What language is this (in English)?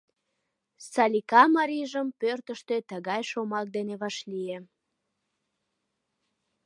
Mari